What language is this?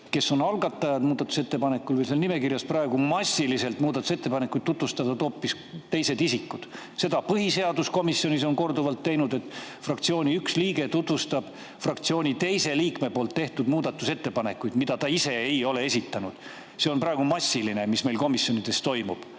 Estonian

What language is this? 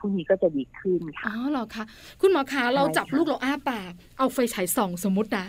Thai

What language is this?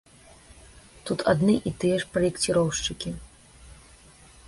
Belarusian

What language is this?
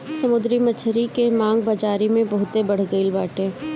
Bhojpuri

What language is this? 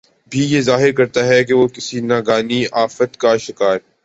Urdu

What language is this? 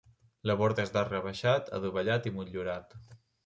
Catalan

